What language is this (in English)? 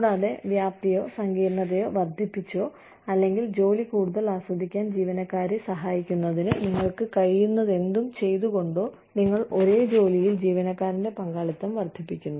Malayalam